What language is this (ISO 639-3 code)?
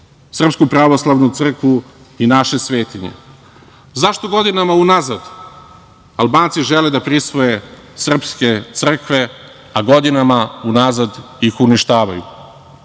srp